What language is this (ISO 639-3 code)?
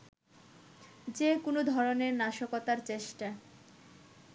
ben